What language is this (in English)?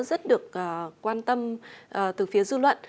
Vietnamese